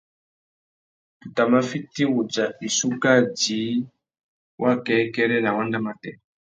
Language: Tuki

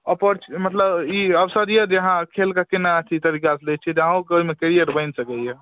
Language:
Maithili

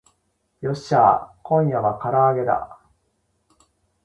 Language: Japanese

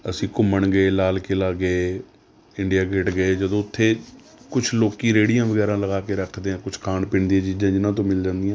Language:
Punjabi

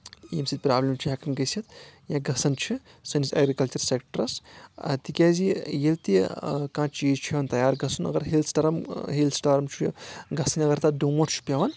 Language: Kashmiri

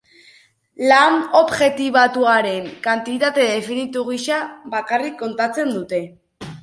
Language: Basque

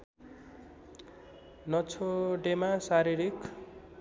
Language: Nepali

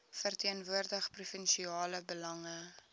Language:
Afrikaans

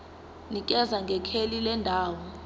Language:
Zulu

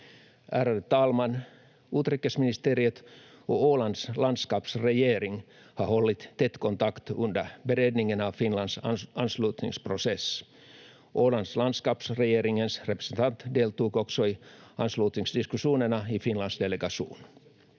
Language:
Finnish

